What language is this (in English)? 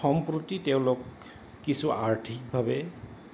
Assamese